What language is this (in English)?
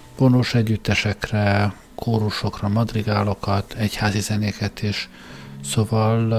Hungarian